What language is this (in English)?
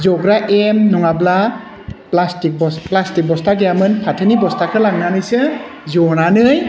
Bodo